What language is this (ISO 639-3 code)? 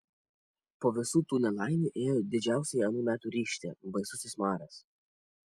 lit